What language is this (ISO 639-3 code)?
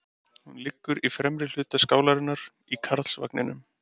isl